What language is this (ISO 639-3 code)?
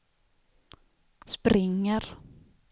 swe